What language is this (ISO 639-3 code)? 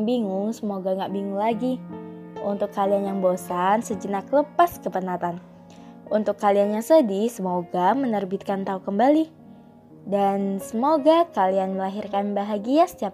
ind